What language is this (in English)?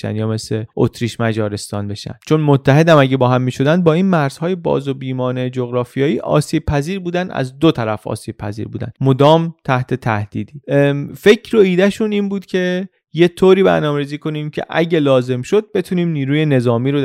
Persian